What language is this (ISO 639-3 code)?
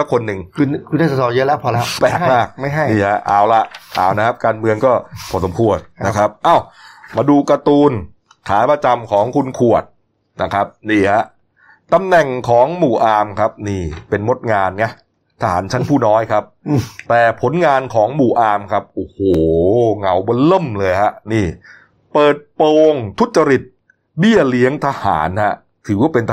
tha